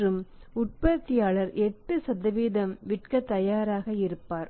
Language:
Tamil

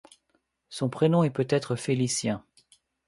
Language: French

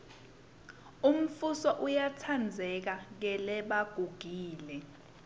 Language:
Swati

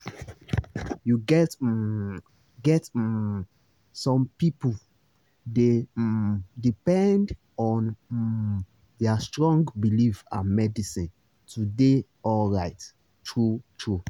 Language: Nigerian Pidgin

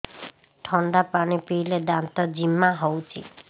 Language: Odia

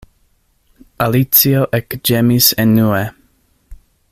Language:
Esperanto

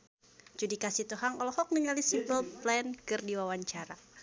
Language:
Sundanese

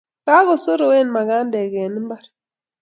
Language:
Kalenjin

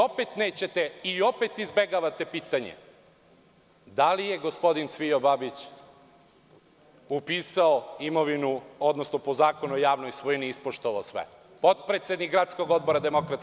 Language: Serbian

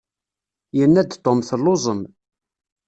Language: Kabyle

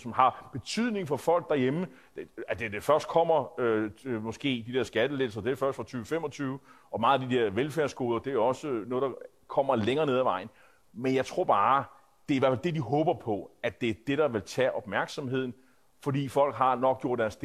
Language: Danish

